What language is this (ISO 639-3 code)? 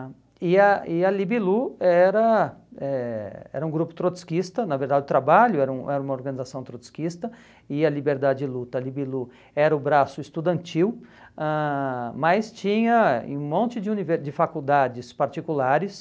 por